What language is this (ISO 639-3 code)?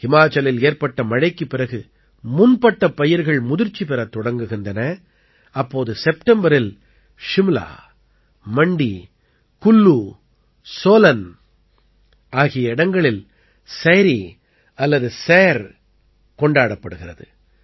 tam